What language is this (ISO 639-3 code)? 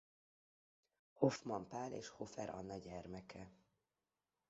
hun